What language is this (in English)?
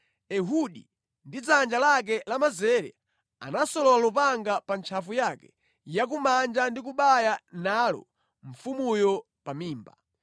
Nyanja